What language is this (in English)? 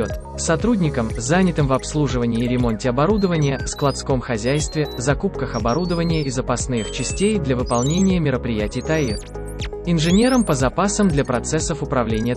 Russian